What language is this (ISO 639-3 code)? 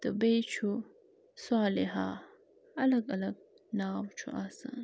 kas